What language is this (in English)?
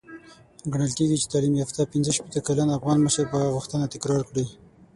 Pashto